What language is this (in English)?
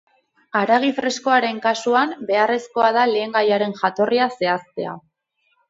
Basque